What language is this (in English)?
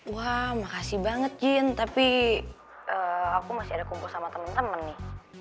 Indonesian